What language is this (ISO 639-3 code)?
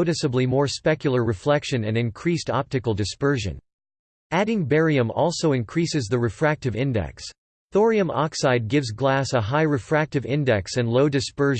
eng